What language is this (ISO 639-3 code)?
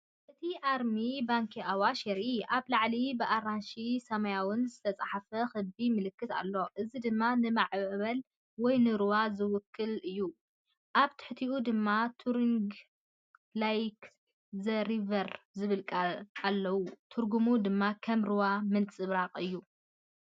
tir